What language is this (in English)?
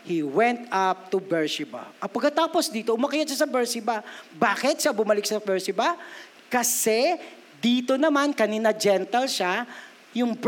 Filipino